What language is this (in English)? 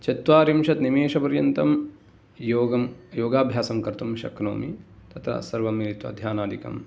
Sanskrit